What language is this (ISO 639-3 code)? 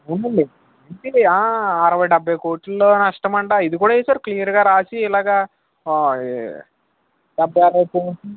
tel